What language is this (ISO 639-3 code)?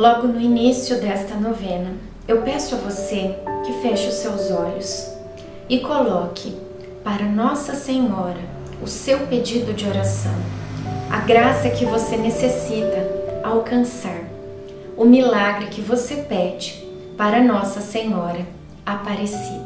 por